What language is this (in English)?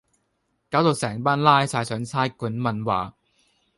Cantonese